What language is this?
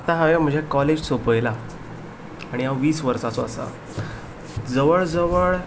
Konkani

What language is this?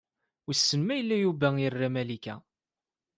Kabyle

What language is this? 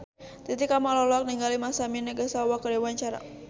Sundanese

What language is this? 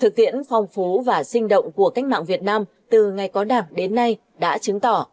Vietnamese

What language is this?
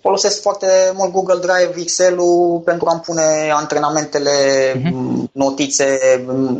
Romanian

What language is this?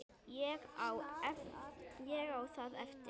Icelandic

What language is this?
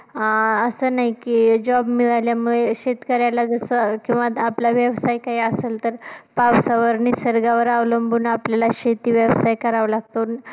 Marathi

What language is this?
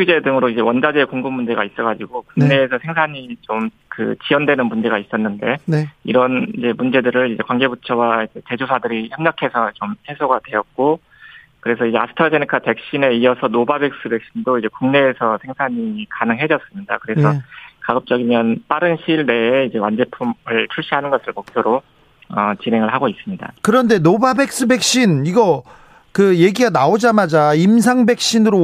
Korean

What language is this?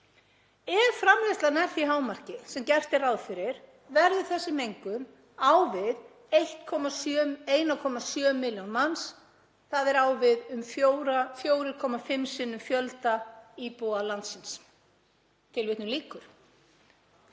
Icelandic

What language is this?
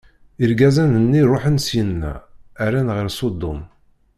Kabyle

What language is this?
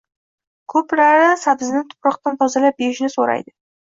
Uzbek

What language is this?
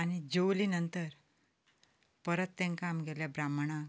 Konkani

